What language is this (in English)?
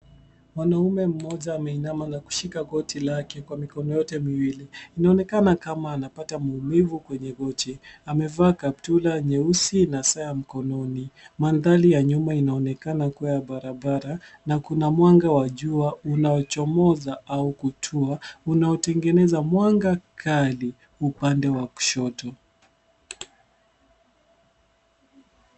Swahili